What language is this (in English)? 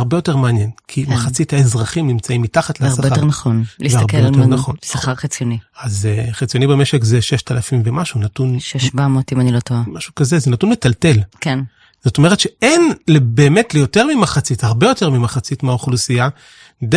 Hebrew